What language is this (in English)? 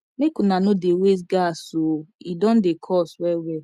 Nigerian Pidgin